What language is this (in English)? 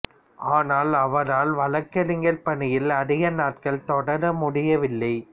Tamil